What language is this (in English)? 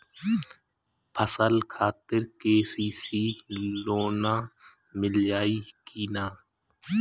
Bhojpuri